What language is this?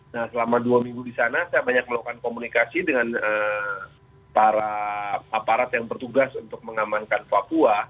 Indonesian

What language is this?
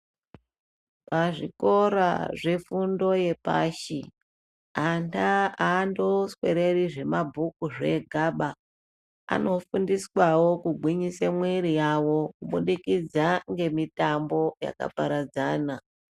Ndau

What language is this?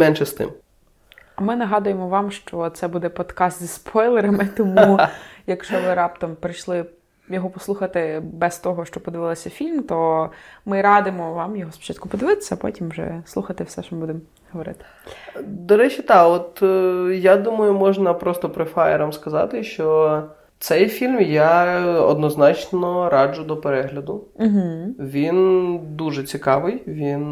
Ukrainian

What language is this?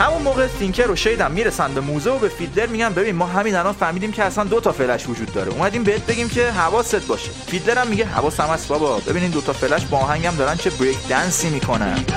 Persian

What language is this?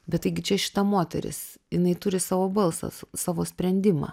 Lithuanian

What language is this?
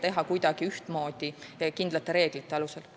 Estonian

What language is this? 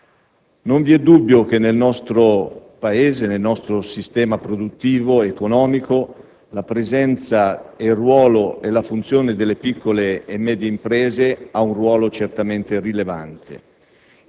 Italian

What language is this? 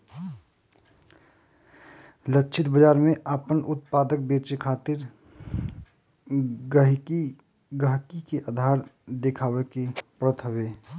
Bhojpuri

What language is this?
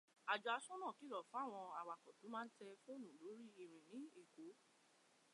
Yoruba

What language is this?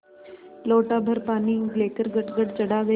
Hindi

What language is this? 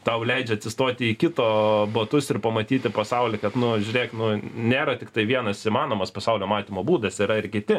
Lithuanian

